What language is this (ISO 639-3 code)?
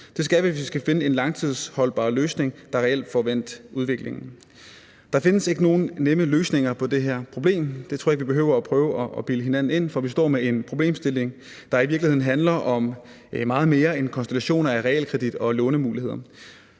dan